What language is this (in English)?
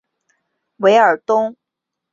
Chinese